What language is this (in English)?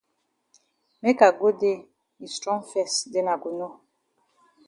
Cameroon Pidgin